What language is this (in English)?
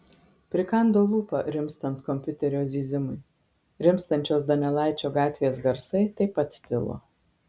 Lithuanian